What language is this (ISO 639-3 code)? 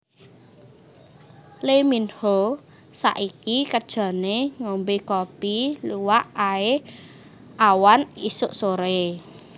jav